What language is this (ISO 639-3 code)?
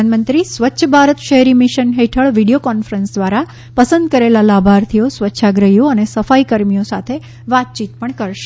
guj